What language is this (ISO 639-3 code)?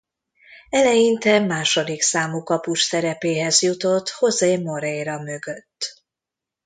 hun